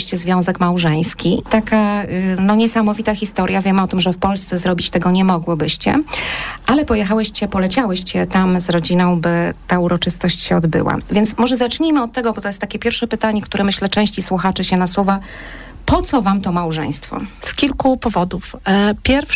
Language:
Polish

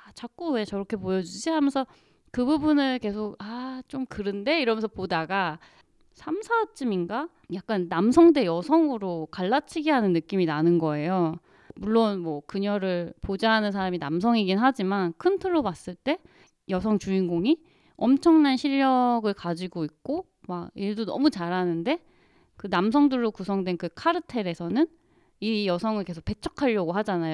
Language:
Korean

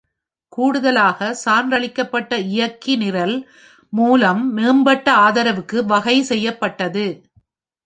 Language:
Tamil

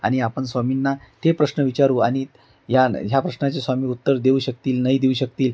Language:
Marathi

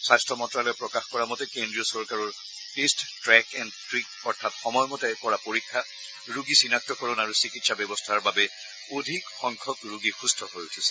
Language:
Assamese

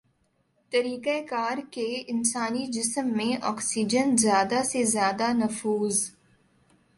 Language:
Urdu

